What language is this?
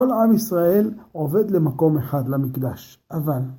Hebrew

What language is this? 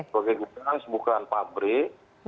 Indonesian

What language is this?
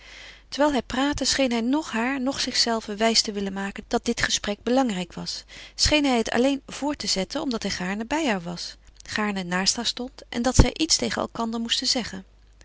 Dutch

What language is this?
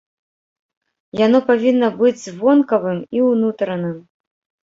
Belarusian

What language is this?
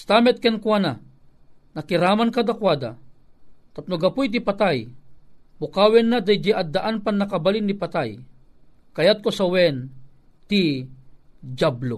Filipino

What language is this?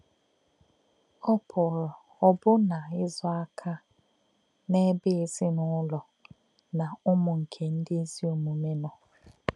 Igbo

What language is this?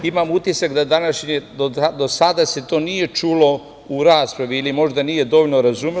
Serbian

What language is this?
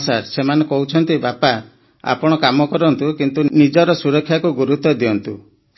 Odia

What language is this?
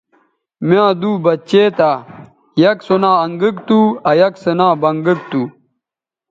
Bateri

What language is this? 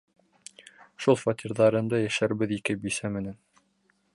Bashkir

